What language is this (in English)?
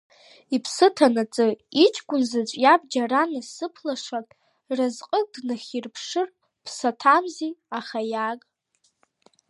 Abkhazian